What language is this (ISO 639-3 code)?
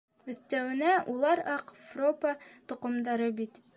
bak